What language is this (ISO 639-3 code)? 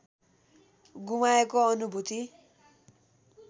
nep